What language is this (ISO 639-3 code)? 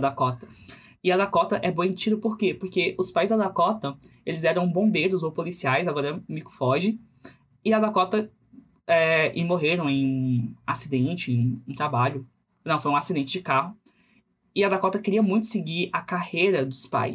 por